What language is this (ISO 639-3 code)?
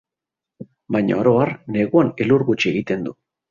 eus